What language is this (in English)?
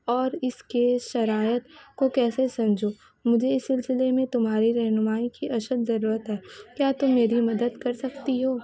Urdu